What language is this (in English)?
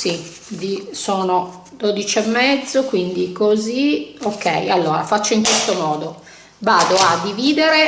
Italian